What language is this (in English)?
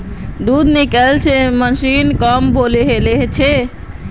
Magahi